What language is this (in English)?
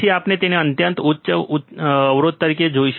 Gujarati